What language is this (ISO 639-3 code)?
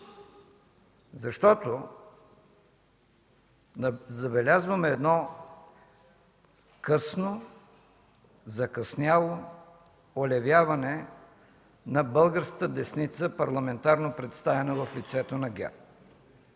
bul